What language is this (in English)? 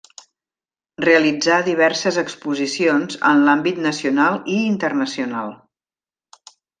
Catalan